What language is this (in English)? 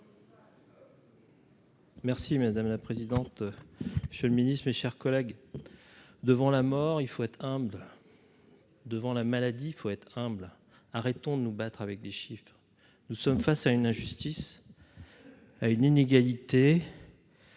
French